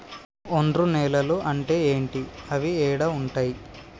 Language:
Telugu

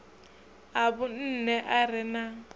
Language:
Venda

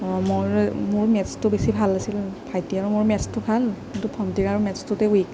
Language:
Assamese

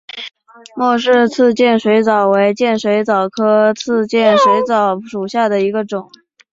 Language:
Chinese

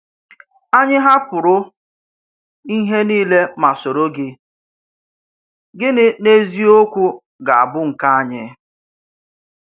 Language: Igbo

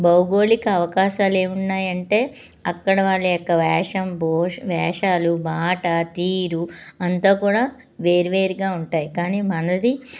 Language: Telugu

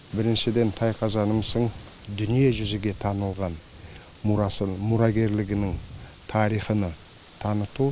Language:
Kazakh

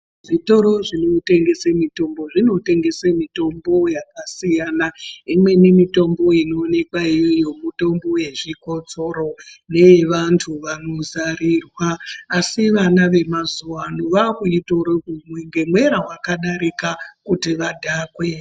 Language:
Ndau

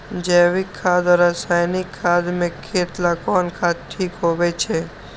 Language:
Magahi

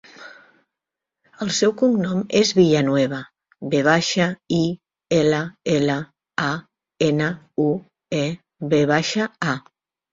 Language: Catalan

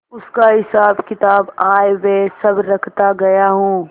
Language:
Hindi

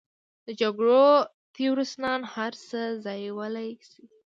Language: Pashto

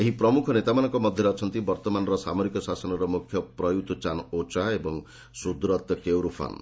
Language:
Odia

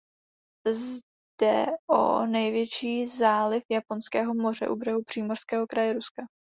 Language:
Czech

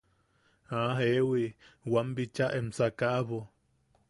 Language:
Yaqui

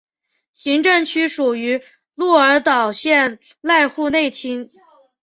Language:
Chinese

